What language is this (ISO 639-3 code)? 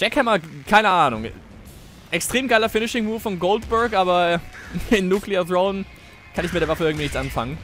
deu